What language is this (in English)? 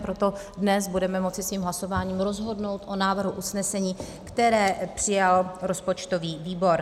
Czech